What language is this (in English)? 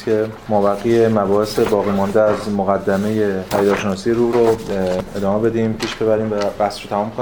Persian